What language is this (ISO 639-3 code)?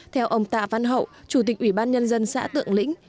vie